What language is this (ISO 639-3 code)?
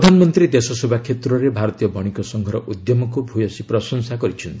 ori